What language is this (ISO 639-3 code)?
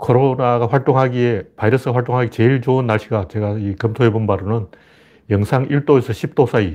kor